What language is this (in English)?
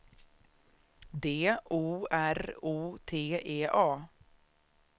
Swedish